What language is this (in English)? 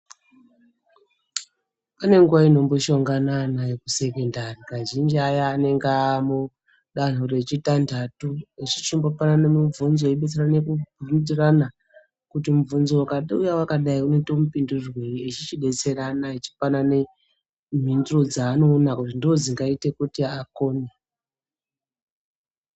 Ndau